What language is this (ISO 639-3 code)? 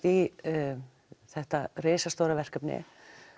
isl